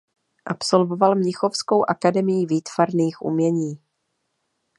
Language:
Czech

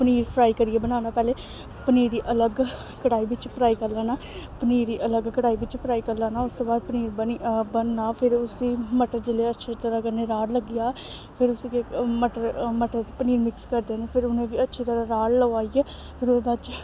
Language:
Dogri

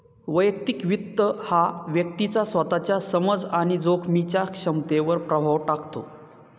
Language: Marathi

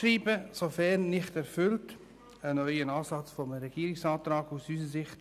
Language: Swiss German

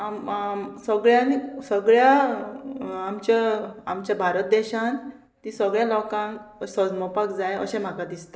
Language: Konkani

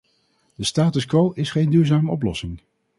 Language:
Dutch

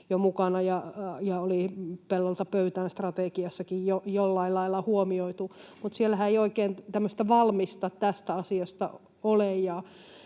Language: Finnish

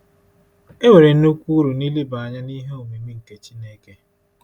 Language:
Igbo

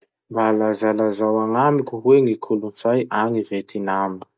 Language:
Masikoro Malagasy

